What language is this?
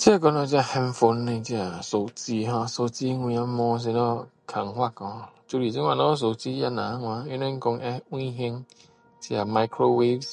Min Dong Chinese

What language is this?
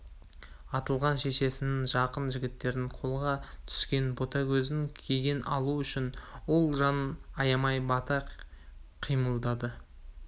Kazakh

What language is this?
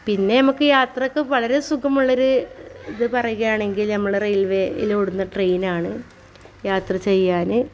Malayalam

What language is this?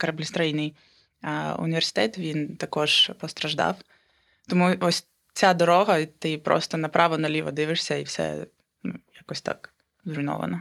Ukrainian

